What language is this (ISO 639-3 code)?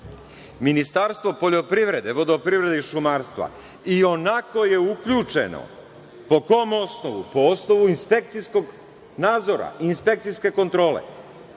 srp